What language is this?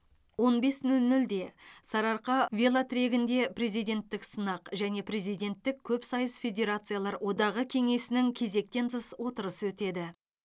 Kazakh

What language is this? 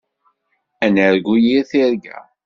Kabyle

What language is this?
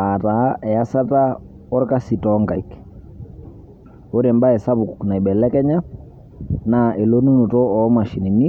Masai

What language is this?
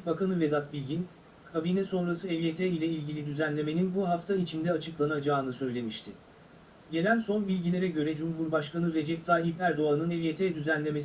Turkish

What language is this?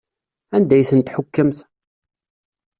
Kabyle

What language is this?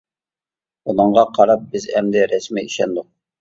Uyghur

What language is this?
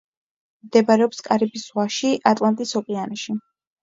Georgian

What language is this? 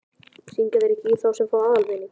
Icelandic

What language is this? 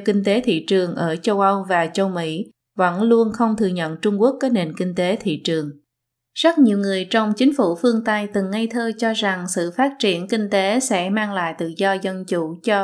Vietnamese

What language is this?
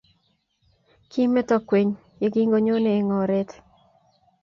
Kalenjin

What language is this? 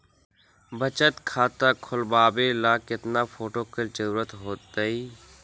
Magahi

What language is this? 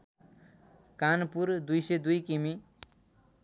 Nepali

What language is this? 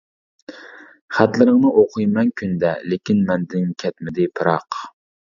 Uyghur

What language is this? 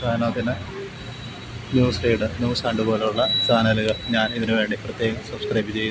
Malayalam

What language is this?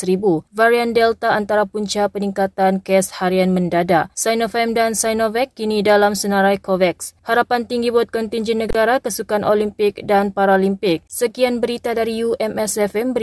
Malay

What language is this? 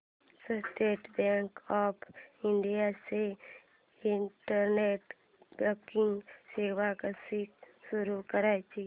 Marathi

